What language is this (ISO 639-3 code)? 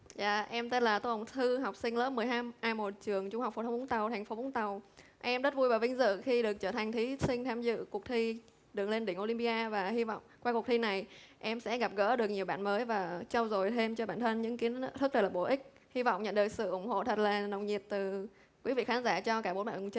vie